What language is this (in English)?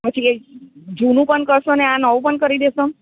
Gujarati